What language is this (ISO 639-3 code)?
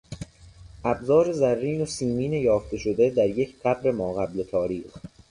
fas